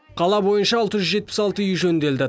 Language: Kazakh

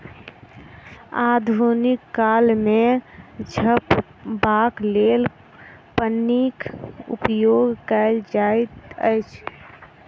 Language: Maithili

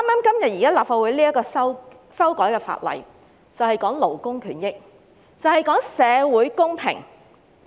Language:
Cantonese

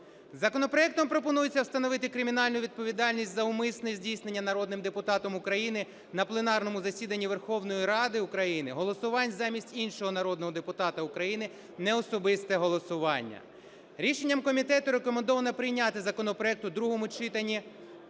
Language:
Ukrainian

